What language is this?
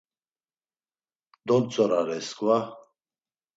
Laz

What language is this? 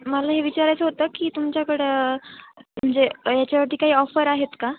Marathi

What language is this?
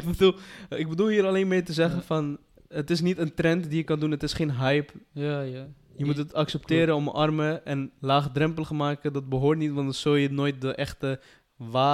Dutch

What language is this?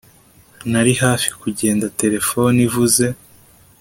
Kinyarwanda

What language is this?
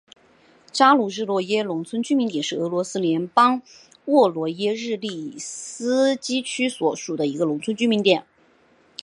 Chinese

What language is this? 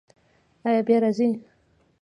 Pashto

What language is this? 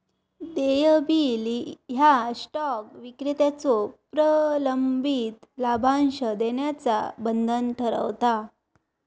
Marathi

